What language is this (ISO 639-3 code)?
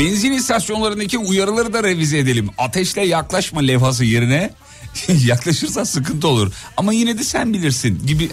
tur